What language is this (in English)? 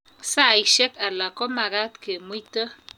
Kalenjin